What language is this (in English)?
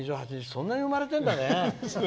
Japanese